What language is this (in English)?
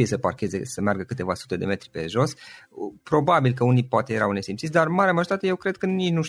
Romanian